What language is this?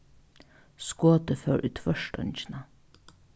Faroese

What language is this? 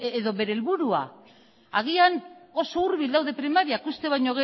Basque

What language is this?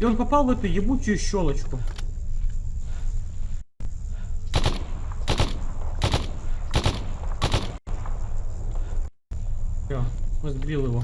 Russian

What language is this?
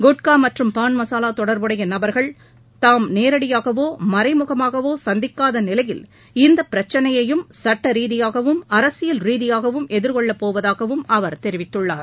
Tamil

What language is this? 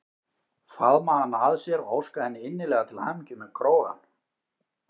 Icelandic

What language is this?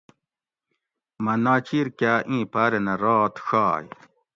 Gawri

